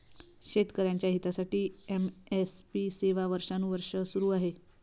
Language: Marathi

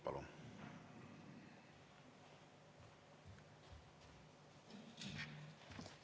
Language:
Estonian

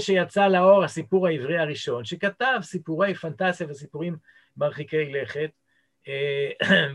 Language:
Hebrew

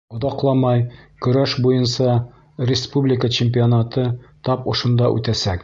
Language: Bashkir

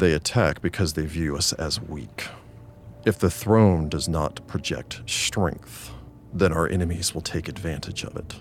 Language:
English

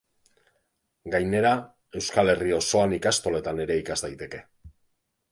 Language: Basque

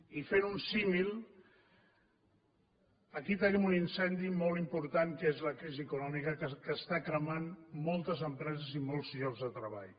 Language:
Catalan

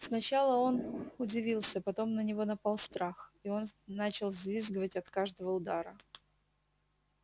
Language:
Russian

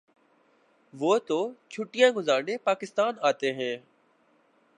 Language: Urdu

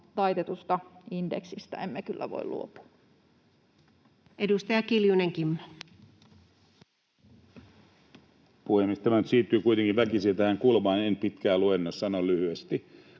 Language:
Finnish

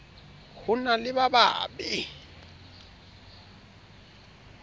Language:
Southern Sotho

